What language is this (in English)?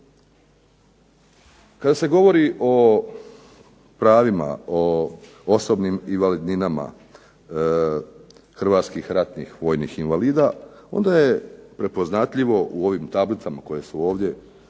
Croatian